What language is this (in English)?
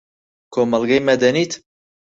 Central Kurdish